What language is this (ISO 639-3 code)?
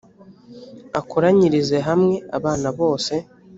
kin